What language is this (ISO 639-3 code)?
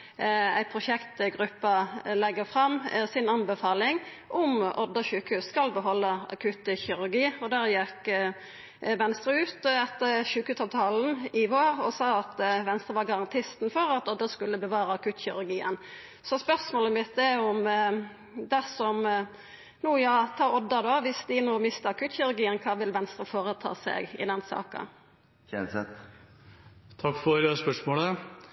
nor